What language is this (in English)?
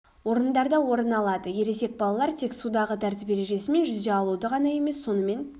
Kazakh